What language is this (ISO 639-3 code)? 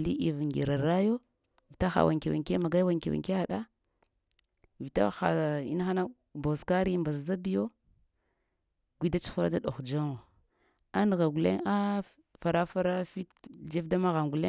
hia